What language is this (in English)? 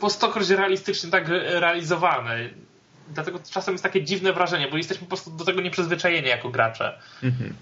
Polish